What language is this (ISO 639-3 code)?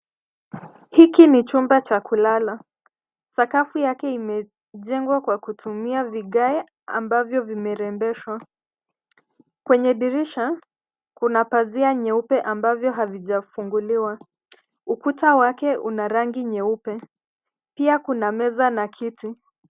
swa